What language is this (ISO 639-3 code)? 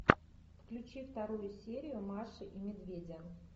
rus